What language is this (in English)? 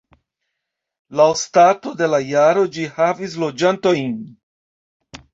Esperanto